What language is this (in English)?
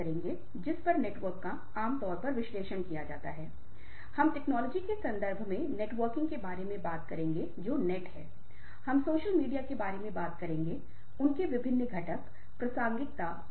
Hindi